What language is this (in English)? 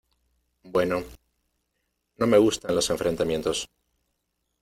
Spanish